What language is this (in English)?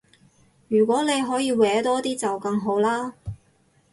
Cantonese